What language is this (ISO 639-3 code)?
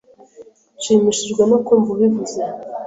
kin